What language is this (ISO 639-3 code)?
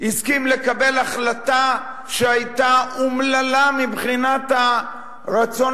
heb